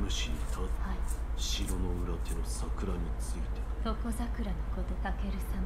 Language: Polish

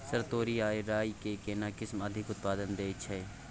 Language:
Maithili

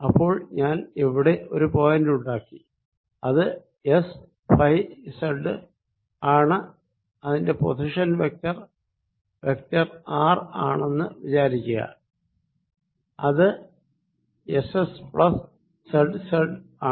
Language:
Malayalam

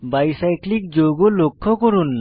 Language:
Bangla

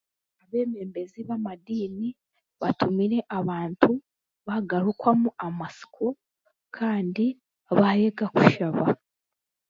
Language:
Chiga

